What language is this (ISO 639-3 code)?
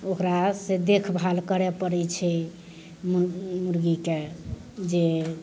mai